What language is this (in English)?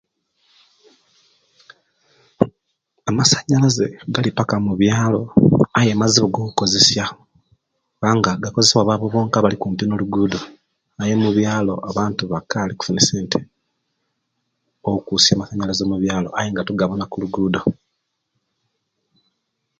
Kenyi